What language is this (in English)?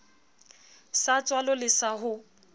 Southern Sotho